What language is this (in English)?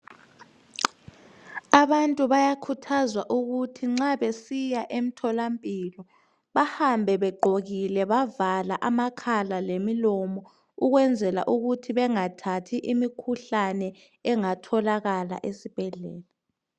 North Ndebele